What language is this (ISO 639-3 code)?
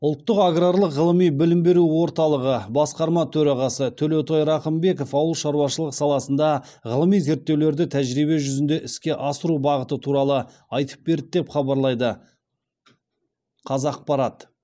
kaz